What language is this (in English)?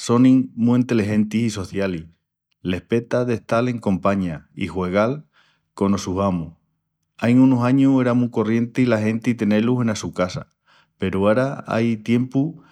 Extremaduran